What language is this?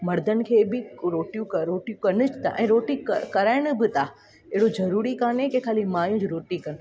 Sindhi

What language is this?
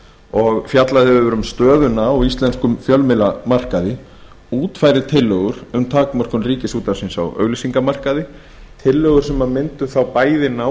Icelandic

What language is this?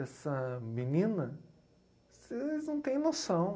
Portuguese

